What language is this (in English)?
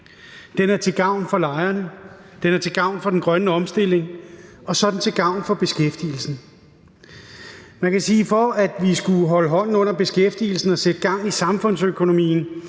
Danish